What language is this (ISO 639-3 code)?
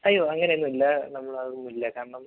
mal